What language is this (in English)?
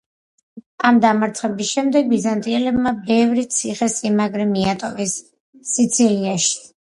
Georgian